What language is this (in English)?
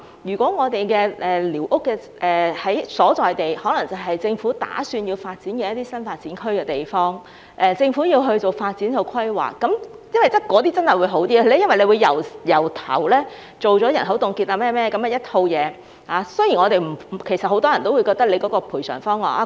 Cantonese